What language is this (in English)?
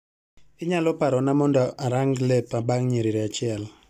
Luo (Kenya and Tanzania)